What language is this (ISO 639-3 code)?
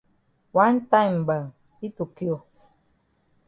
wes